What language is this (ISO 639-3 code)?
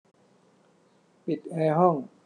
tha